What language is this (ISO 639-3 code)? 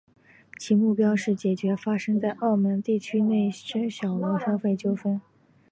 zho